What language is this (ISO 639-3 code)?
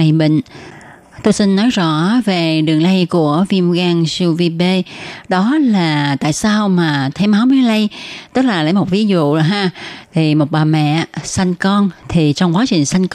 vie